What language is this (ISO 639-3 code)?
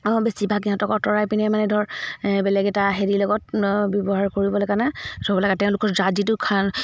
asm